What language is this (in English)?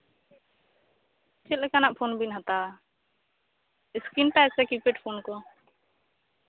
Santali